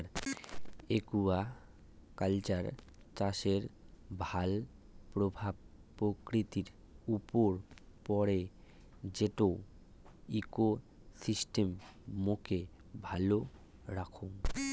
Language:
Bangla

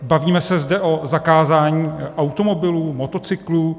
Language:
Czech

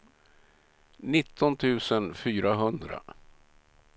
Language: Swedish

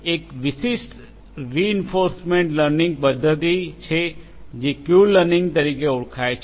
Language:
Gujarati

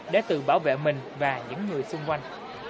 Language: Vietnamese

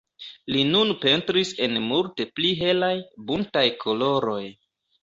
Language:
Esperanto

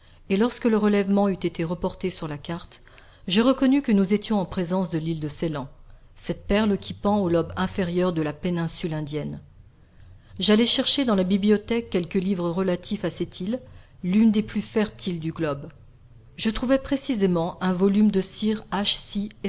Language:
French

